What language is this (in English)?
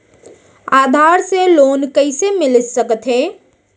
Chhattisgarhi